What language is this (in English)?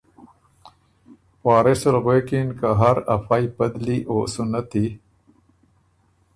Ormuri